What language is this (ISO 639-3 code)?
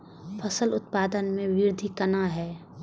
mai